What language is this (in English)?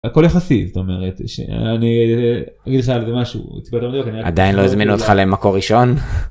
Hebrew